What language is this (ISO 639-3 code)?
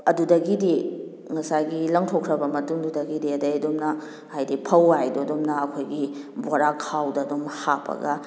mni